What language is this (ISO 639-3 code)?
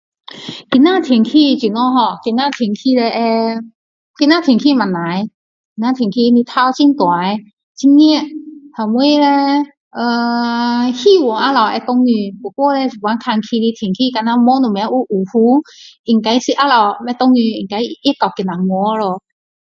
cdo